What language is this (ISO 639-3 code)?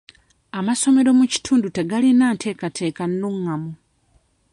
lug